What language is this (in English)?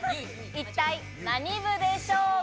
Japanese